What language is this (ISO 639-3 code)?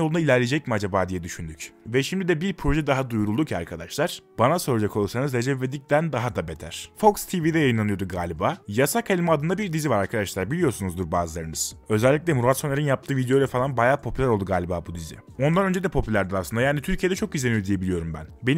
tur